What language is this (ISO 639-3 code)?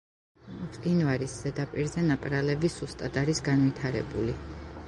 kat